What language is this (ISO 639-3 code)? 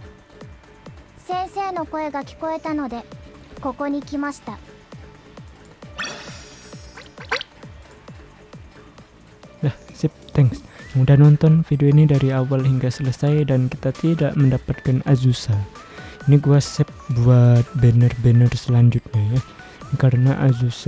ind